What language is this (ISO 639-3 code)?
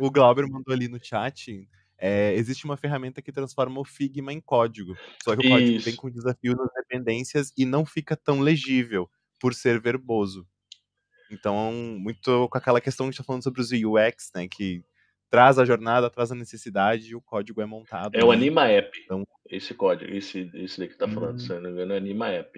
por